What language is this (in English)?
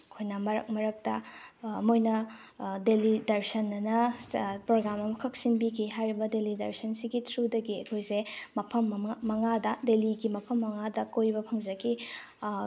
Manipuri